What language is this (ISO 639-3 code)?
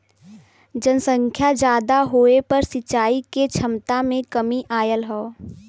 bho